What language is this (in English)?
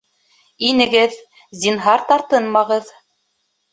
Bashkir